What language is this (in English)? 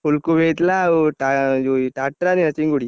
Odia